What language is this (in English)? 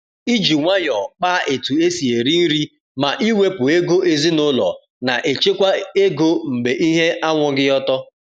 Igbo